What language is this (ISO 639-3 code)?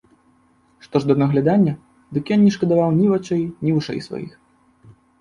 bel